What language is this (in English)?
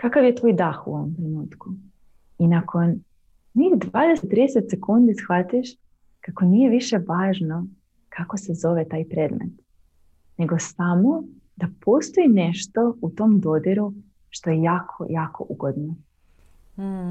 Croatian